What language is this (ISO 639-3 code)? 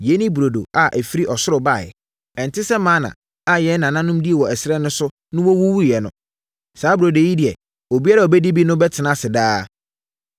aka